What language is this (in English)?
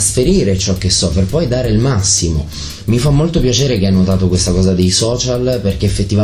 Italian